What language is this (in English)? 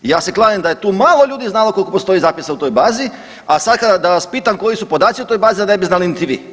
Croatian